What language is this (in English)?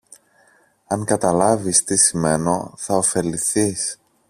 Greek